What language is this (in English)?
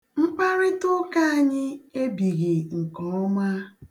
Igbo